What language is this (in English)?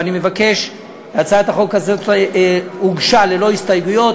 Hebrew